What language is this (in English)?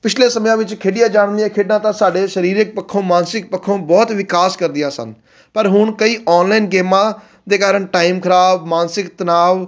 Punjabi